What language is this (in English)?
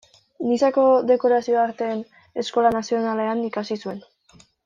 Basque